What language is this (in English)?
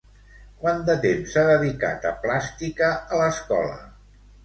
Catalan